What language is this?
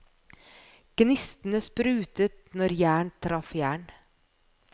Norwegian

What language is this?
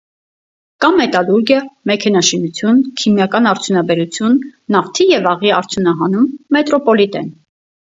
Armenian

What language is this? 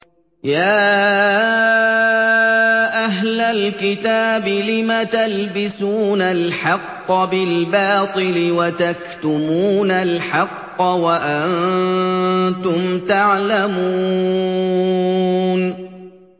Arabic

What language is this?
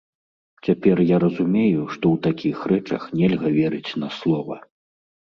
Belarusian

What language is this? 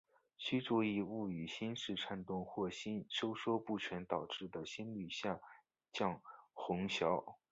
Chinese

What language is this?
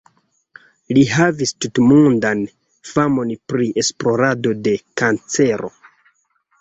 Esperanto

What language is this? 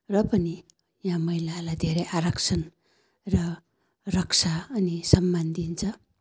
Nepali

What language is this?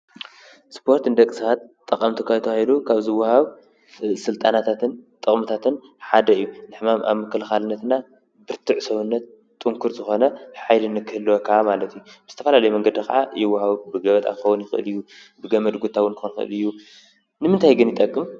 Tigrinya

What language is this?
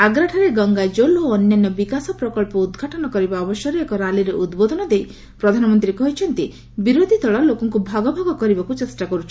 Odia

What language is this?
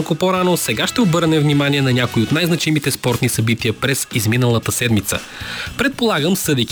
Bulgarian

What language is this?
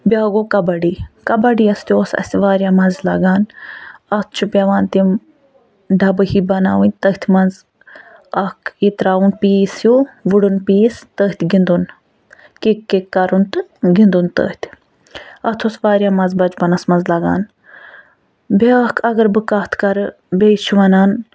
Kashmiri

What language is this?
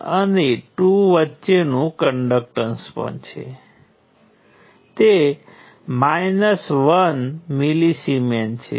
Gujarati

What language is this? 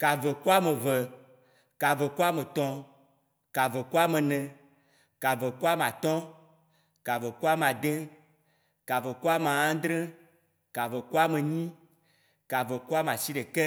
Waci Gbe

